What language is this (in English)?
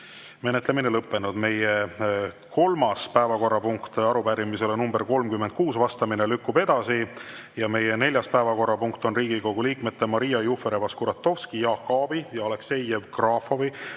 Estonian